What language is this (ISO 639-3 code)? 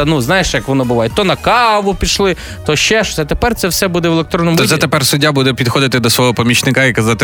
ukr